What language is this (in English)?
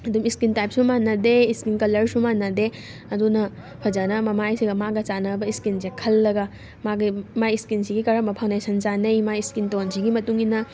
Manipuri